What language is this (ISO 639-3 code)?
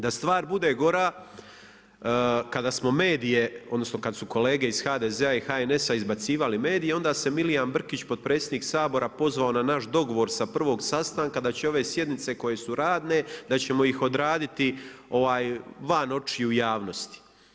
hrv